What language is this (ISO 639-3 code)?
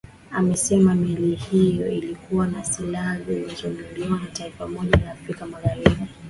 swa